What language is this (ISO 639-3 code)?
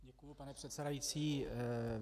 ces